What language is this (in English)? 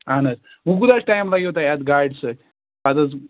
Kashmiri